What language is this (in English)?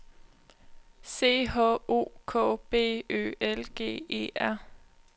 Danish